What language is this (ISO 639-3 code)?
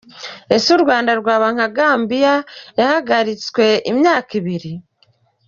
kin